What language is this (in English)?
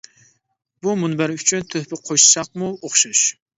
Uyghur